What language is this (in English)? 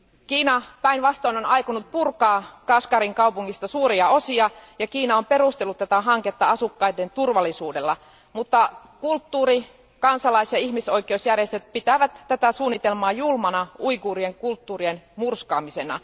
Finnish